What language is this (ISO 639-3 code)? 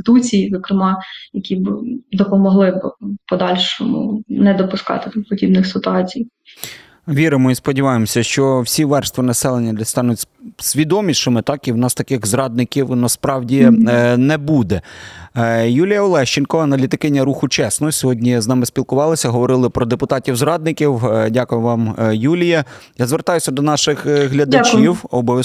ukr